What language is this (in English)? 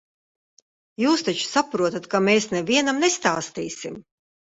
Latvian